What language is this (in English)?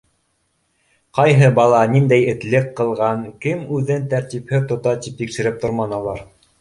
Bashkir